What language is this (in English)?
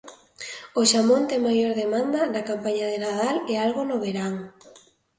Galician